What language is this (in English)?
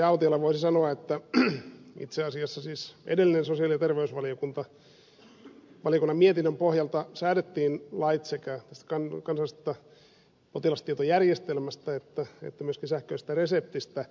Finnish